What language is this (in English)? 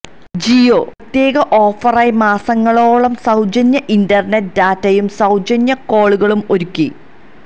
Malayalam